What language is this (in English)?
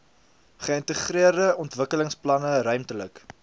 Afrikaans